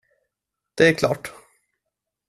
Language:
Swedish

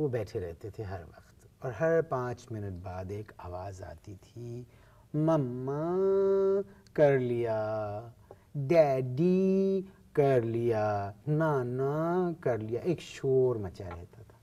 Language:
Hindi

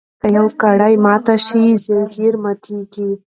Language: Pashto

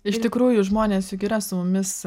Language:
Lithuanian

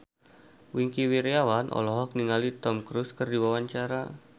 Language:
Sundanese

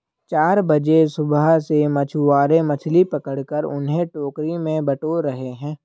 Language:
Hindi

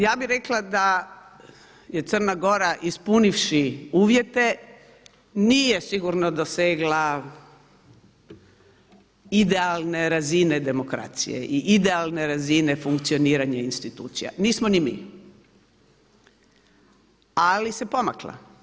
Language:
Croatian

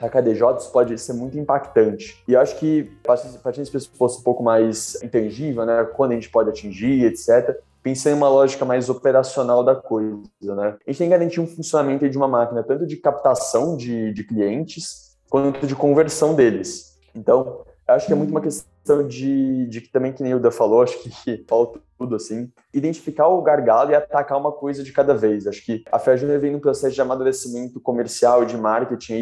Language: Portuguese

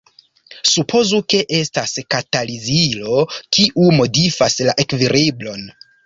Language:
Esperanto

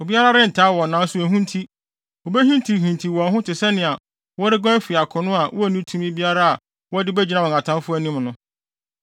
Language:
Akan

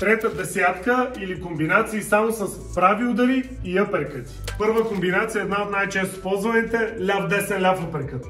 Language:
Bulgarian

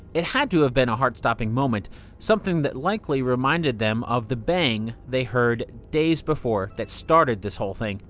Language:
English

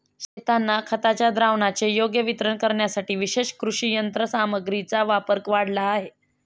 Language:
Marathi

